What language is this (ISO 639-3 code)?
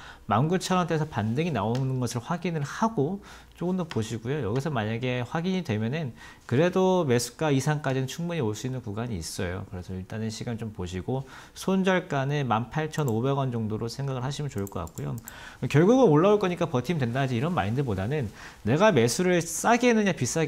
kor